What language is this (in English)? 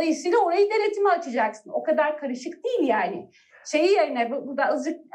Turkish